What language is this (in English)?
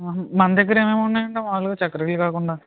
Telugu